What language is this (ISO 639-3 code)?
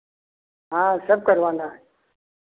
hin